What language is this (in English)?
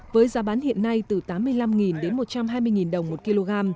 Vietnamese